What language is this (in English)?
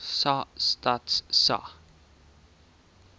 Afrikaans